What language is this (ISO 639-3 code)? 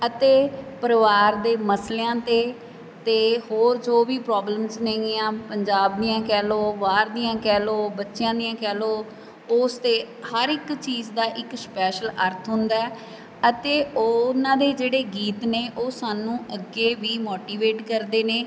pan